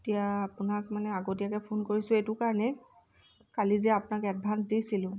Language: Assamese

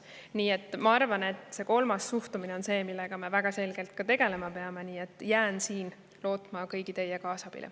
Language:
Estonian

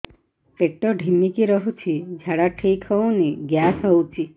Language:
Odia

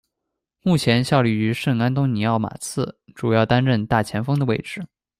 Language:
Chinese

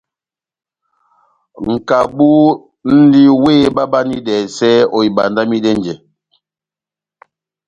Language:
Batanga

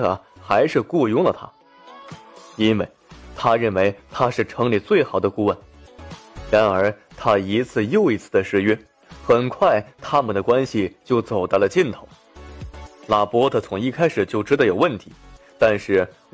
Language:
Chinese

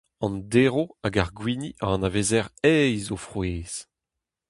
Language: Breton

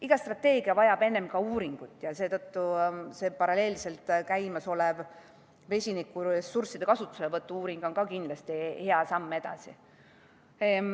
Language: Estonian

